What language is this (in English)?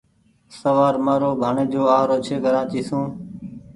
Goaria